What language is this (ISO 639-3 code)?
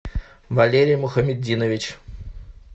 rus